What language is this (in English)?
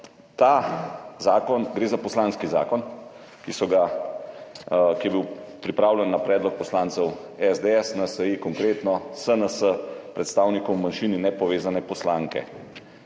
Slovenian